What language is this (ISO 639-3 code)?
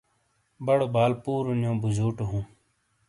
scl